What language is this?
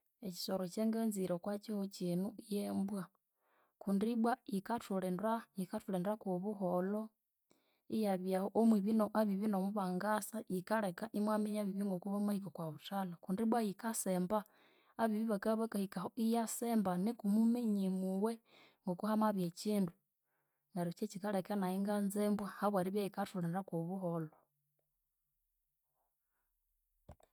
Konzo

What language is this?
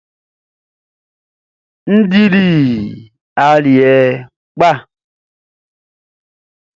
Baoulé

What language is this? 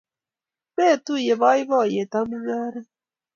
Kalenjin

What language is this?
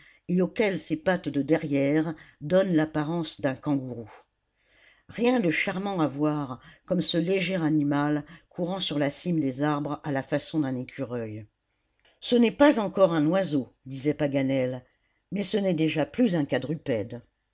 French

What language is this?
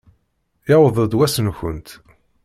Kabyle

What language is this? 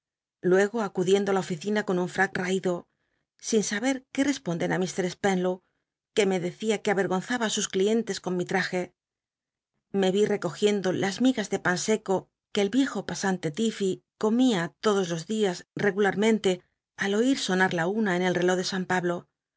Spanish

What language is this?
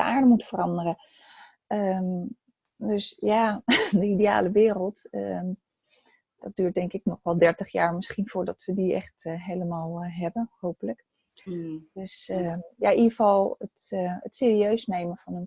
Dutch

